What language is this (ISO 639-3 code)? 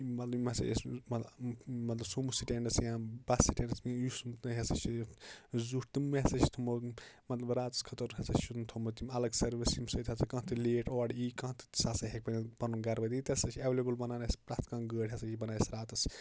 kas